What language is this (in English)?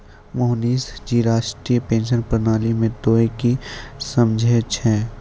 Maithili